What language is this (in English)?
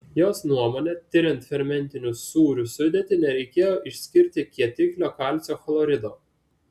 Lithuanian